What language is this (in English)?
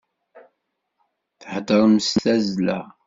Kabyle